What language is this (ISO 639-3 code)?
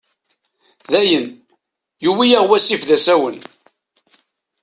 kab